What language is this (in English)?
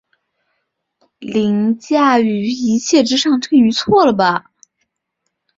Chinese